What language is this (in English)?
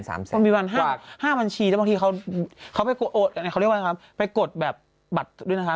Thai